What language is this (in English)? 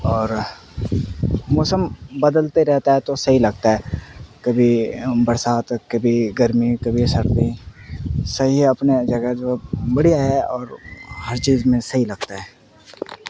Urdu